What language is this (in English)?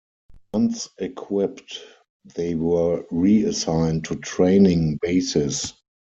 English